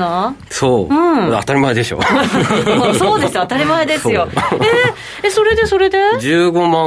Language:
Japanese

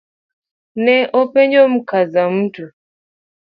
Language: Luo (Kenya and Tanzania)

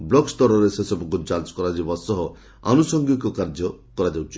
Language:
Odia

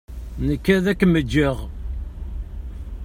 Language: Kabyle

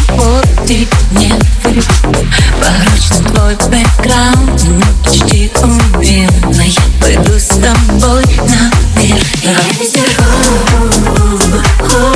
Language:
Ukrainian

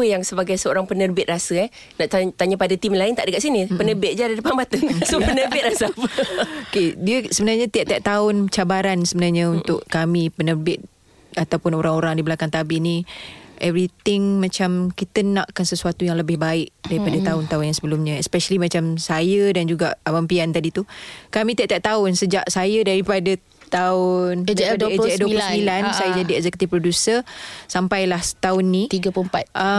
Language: Malay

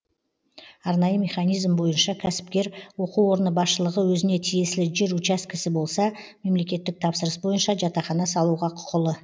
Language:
Kazakh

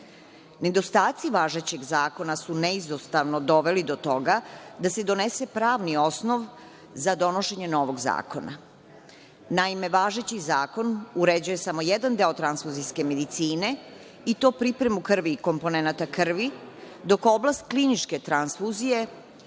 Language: Serbian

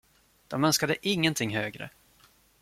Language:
Swedish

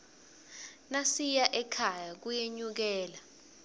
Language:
Swati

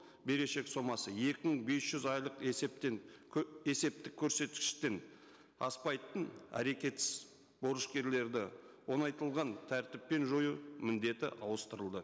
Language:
Kazakh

